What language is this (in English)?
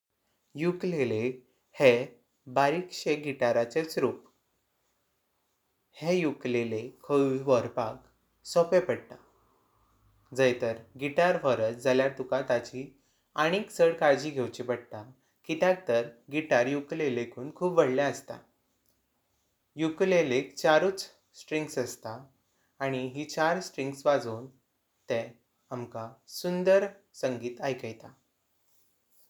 Konkani